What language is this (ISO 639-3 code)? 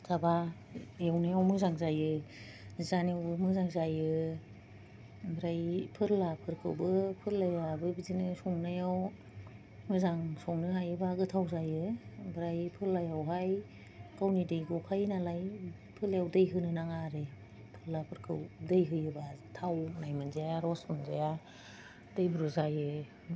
brx